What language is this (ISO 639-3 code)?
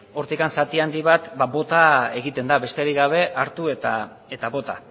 eus